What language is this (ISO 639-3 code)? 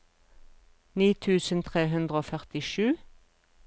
nor